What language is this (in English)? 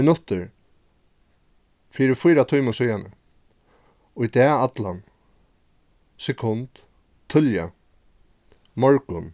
Faroese